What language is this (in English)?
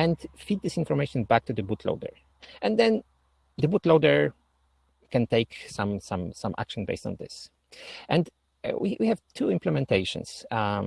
English